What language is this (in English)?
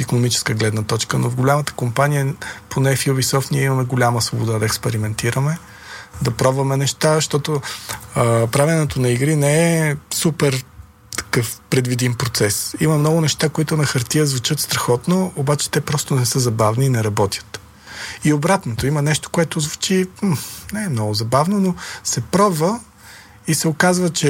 Bulgarian